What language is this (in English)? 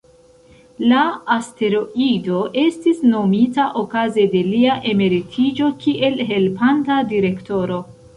Esperanto